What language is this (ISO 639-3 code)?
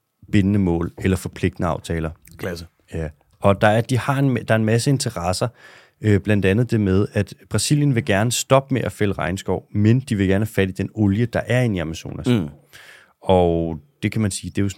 dan